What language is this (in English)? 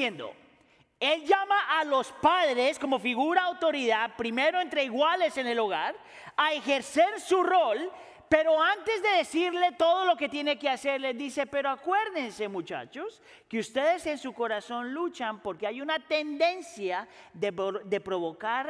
Spanish